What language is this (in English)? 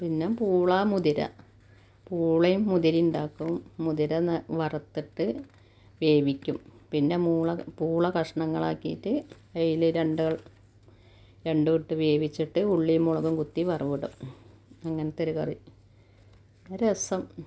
Malayalam